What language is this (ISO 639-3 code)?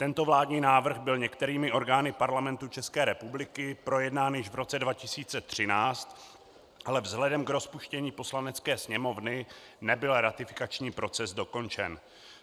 ces